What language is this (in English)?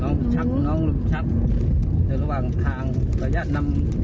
Thai